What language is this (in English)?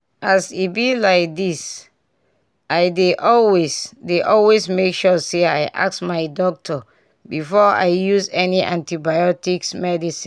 Nigerian Pidgin